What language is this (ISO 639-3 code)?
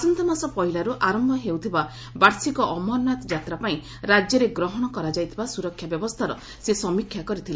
ori